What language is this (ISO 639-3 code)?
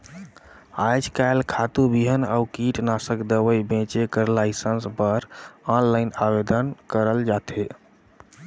hne